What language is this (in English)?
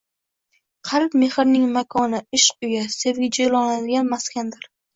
Uzbek